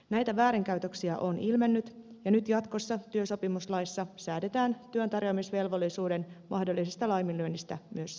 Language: Finnish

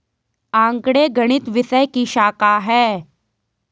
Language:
Hindi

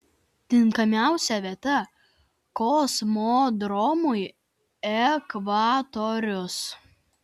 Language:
Lithuanian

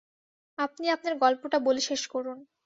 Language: Bangla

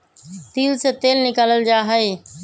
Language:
Magahi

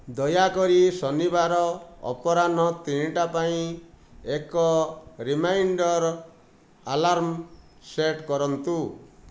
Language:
Odia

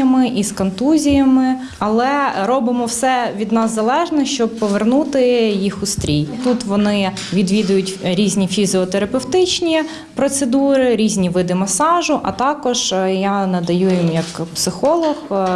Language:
Ukrainian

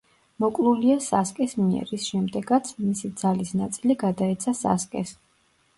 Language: Georgian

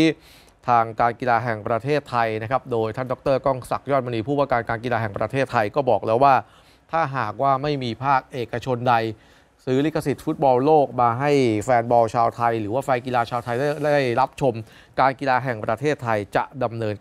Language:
Thai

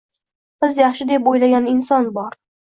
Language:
Uzbek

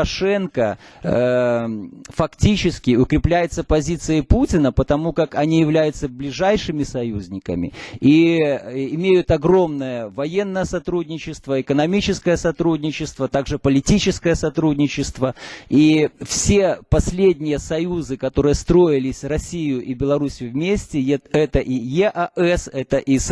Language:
Russian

